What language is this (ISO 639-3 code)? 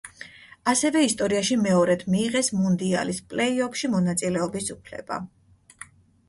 kat